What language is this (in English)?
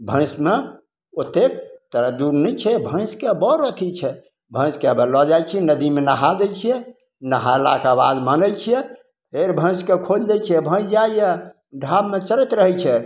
Maithili